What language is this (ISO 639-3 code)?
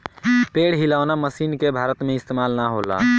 bho